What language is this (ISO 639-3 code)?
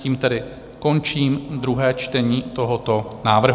ces